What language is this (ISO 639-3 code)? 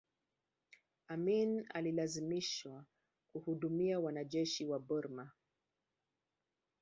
swa